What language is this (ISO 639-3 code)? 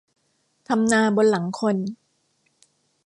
tha